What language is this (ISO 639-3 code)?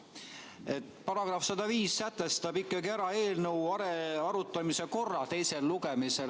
est